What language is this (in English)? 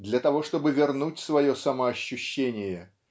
Russian